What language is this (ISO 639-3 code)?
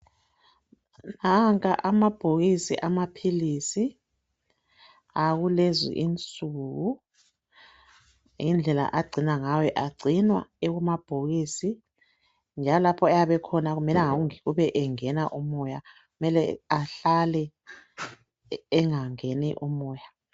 nde